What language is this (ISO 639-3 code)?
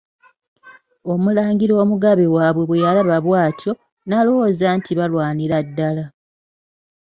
lug